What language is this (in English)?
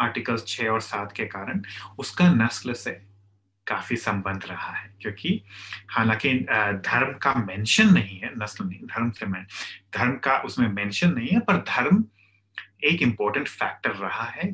Hindi